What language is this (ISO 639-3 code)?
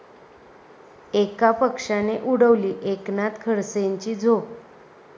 mar